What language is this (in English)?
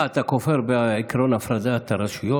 Hebrew